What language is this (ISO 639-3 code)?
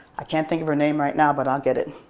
eng